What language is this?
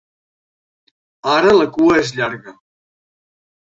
Catalan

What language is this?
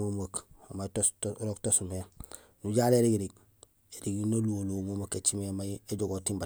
Gusilay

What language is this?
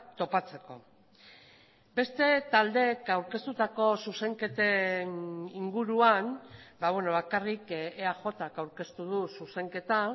Basque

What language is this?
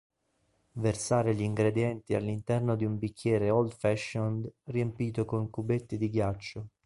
Italian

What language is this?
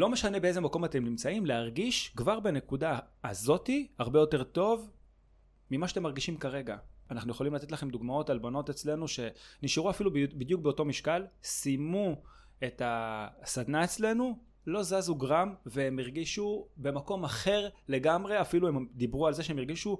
Hebrew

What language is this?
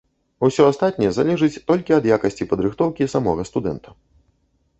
Belarusian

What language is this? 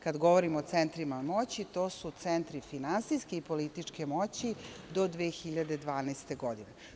Serbian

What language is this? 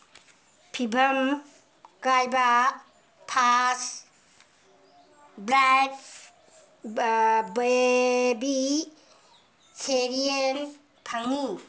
Manipuri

